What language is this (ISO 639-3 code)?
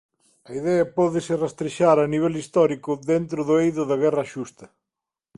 glg